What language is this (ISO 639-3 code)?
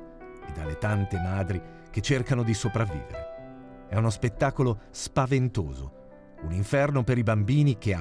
ita